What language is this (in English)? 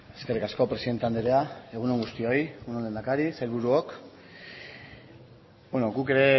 Basque